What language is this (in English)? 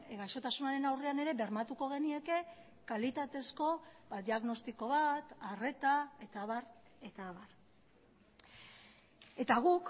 Basque